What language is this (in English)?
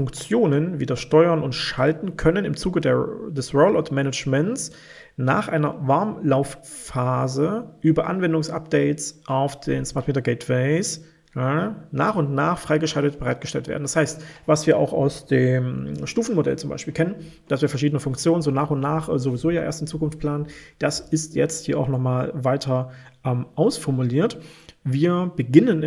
German